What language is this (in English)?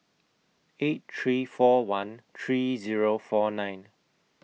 English